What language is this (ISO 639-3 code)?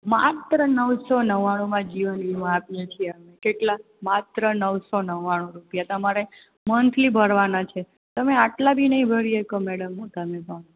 guj